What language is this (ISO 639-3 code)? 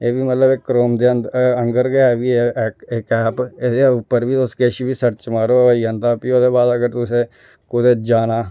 doi